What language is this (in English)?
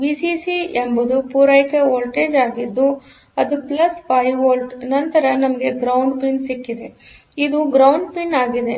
Kannada